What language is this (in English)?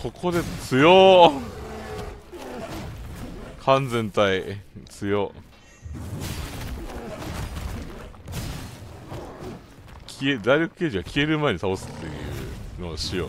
Japanese